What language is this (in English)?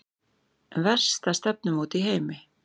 Icelandic